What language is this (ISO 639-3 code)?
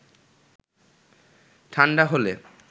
ben